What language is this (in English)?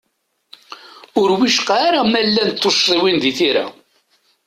Kabyle